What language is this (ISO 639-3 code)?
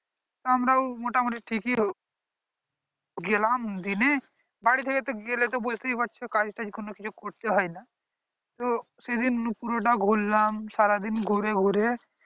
ben